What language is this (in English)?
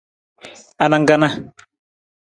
Nawdm